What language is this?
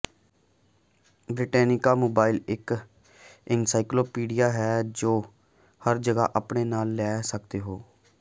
Punjabi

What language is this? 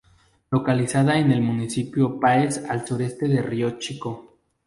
Spanish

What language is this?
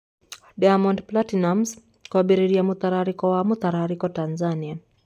Kikuyu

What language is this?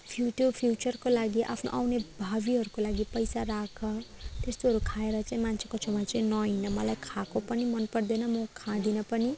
Nepali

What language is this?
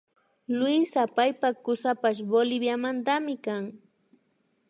Imbabura Highland Quichua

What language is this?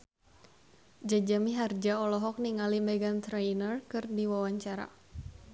Sundanese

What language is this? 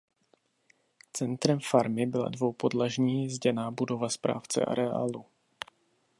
Czech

